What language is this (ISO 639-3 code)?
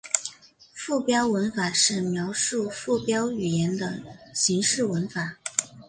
zho